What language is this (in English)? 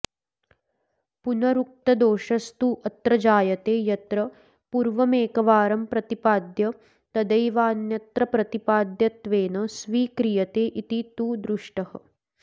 Sanskrit